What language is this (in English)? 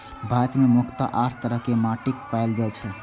Maithili